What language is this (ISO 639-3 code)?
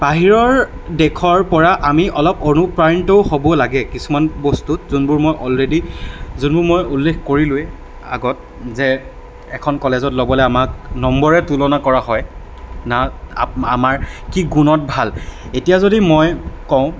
asm